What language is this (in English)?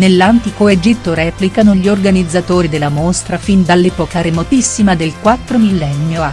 Italian